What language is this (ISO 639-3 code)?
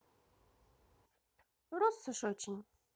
rus